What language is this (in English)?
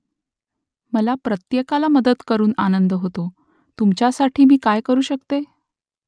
Marathi